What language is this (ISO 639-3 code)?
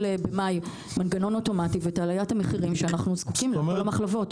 heb